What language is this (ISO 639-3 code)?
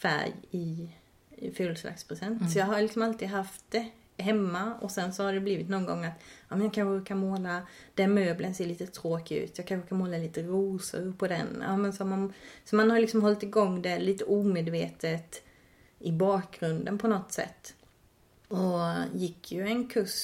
swe